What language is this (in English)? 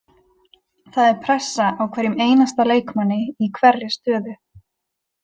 Icelandic